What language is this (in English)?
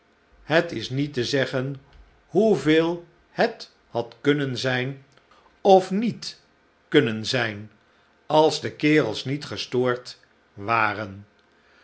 Dutch